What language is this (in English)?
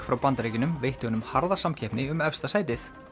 Icelandic